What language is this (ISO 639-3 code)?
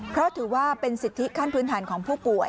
tha